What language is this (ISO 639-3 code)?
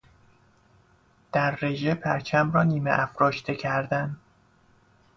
fas